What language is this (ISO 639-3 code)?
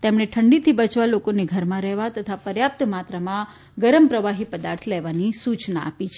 guj